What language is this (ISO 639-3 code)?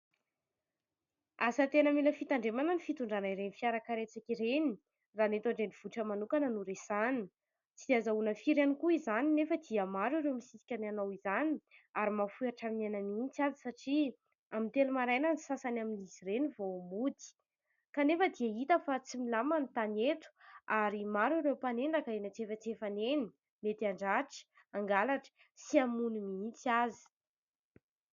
mlg